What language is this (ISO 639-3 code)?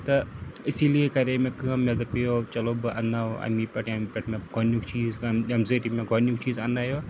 kas